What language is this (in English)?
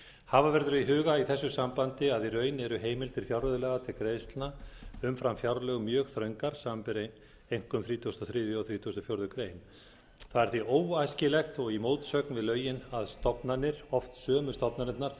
Icelandic